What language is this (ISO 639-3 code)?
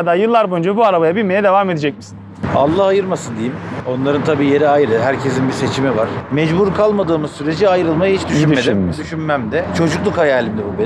tur